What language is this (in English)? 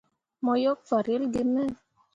Mundang